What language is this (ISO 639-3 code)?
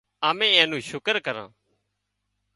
kxp